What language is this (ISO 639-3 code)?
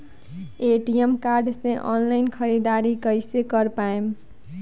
bho